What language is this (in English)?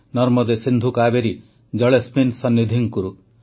Odia